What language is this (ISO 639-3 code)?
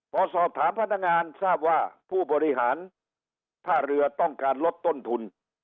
tha